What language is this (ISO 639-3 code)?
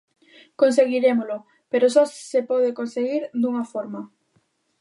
glg